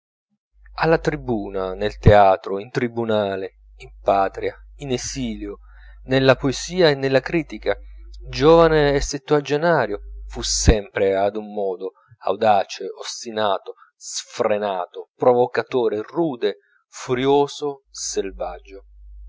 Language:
Italian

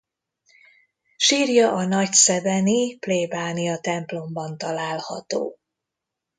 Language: Hungarian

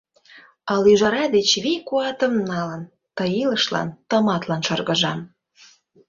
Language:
Mari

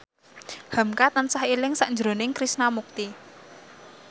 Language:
Javanese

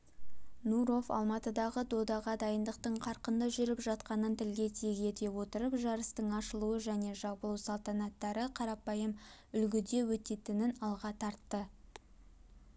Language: Kazakh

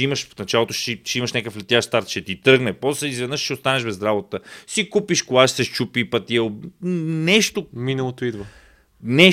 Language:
Bulgarian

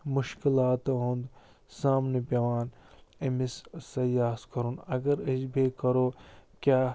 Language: Kashmiri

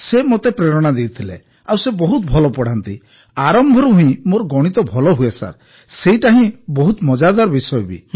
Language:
Odia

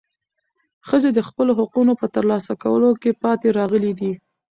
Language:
Pashto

